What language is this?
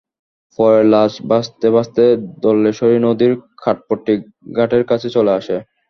Bangla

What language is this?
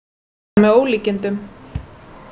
Icelandic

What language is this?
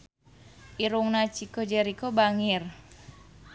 Sundanese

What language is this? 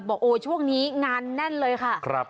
Thai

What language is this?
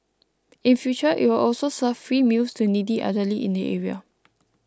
English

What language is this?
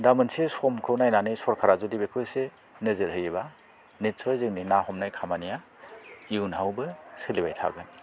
Bodo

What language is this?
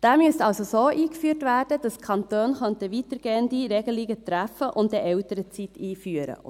Swiss German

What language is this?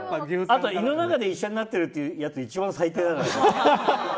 Japanese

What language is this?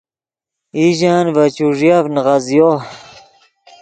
Yidgha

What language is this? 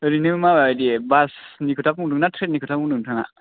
Bodo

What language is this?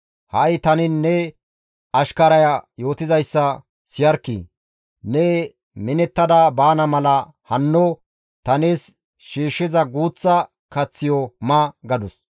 Gamo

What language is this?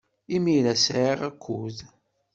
Kabyle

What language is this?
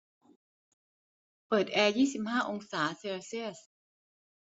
Thai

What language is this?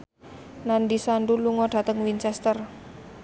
Javanese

